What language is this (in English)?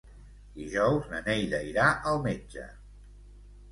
Catalan